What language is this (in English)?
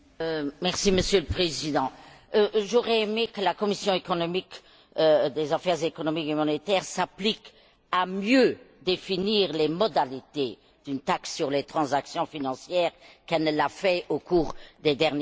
French